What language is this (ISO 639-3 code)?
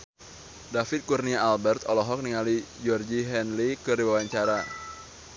sun